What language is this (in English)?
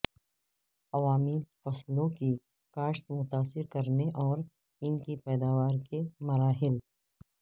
Urdu